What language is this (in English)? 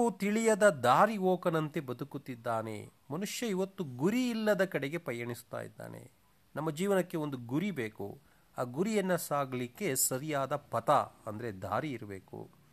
Kannada